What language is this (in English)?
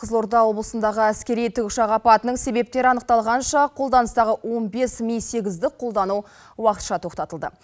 Kazakh